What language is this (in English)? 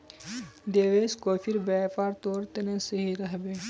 Magahi